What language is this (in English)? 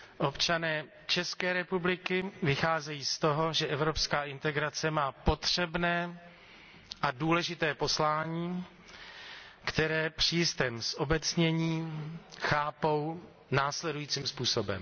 Czech